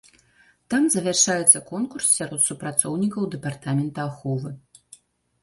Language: Belarusian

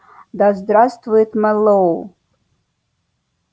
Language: Russian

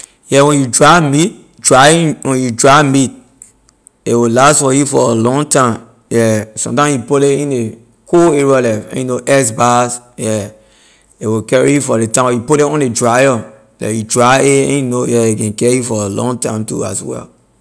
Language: Liberian English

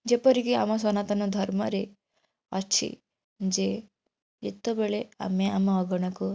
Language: Odia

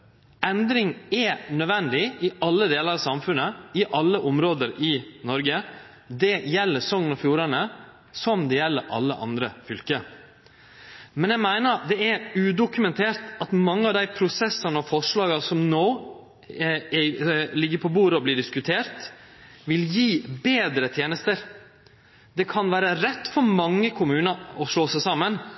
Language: Norwegian Nynorsk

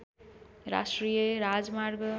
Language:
Nepali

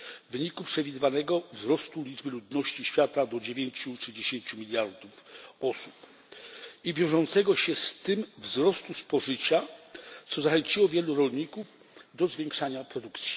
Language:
Polish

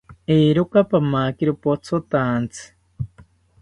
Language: South Ucayali Ashéninka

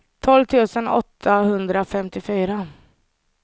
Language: Swedish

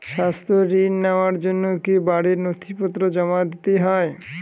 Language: Bangla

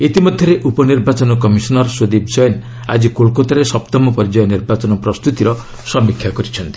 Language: Odia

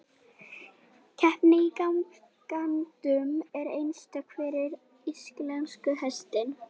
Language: Icelandic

